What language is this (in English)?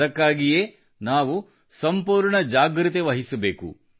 Kannada